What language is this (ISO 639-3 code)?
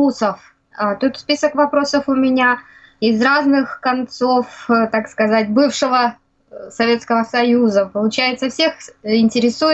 rus